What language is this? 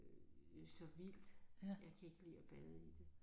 Danish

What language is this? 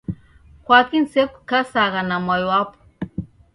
Taita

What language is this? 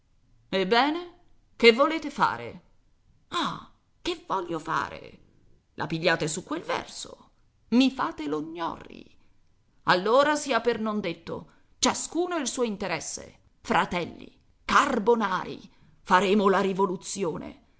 Italian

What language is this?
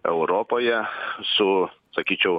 Lithuanian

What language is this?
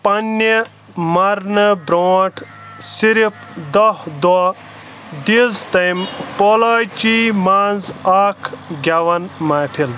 Kashmiri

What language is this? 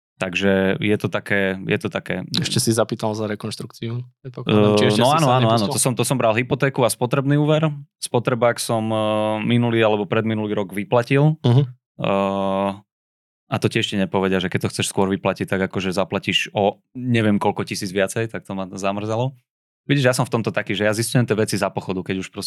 Slovak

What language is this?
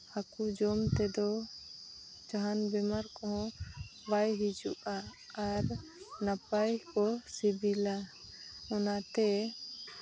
Santali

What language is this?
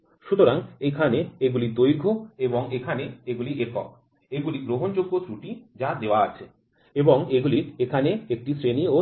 Bangla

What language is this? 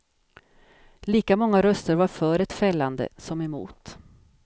Swedish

